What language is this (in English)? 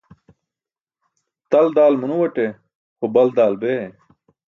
Burushaski